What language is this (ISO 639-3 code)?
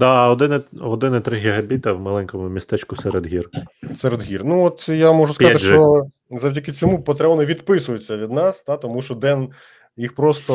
ukr